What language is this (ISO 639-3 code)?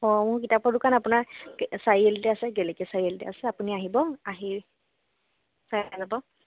asm